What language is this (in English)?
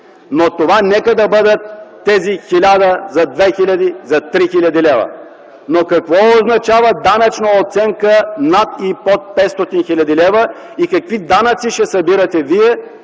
Bulgarian